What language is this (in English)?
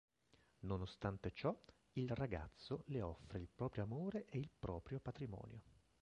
Italian